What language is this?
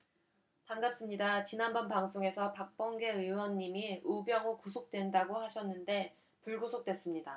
Korean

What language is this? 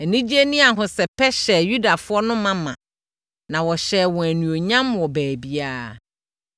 Akan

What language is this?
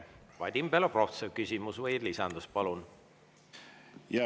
Estonian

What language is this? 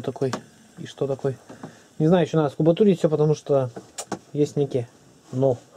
Russian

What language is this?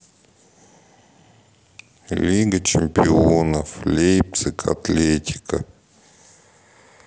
Russian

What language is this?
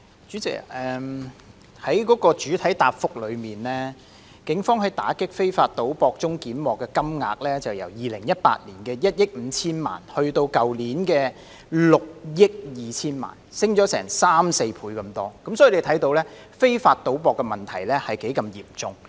Cantonese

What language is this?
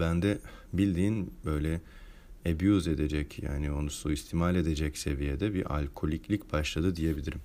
Turkish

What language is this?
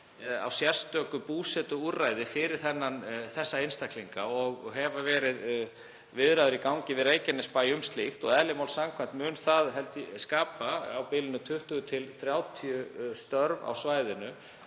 Icelandic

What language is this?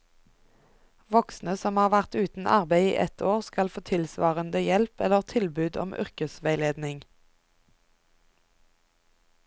Norwegian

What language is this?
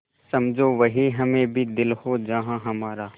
Hindi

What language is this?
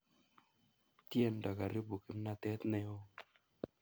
Kalenjin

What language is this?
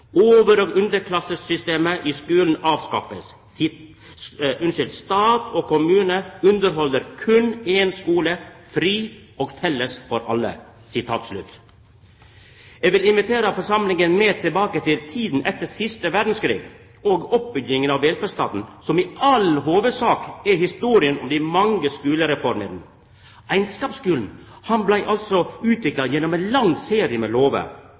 Norwegian Nynorsk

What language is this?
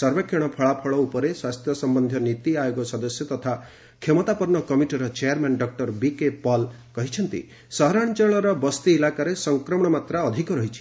Odia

